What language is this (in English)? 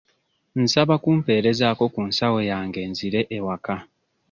Ganda